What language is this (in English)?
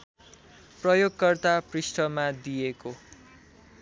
Nepali